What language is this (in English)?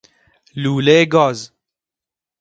Persian